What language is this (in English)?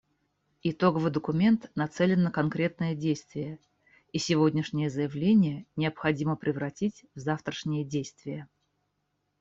Russian